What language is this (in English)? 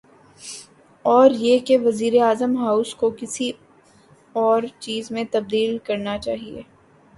Urdu